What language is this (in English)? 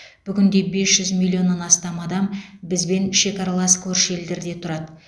Kazakh